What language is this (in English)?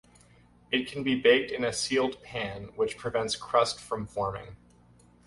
English